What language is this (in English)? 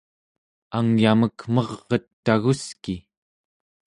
Central Yupik